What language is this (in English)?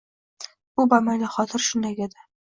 Uzbek